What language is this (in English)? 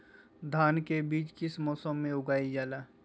Magahi